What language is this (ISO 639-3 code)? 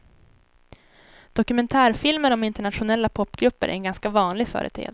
swe